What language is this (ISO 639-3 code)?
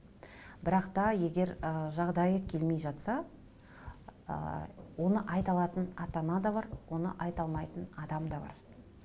kaz